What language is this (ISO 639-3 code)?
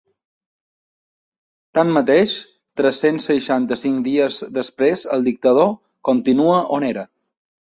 cat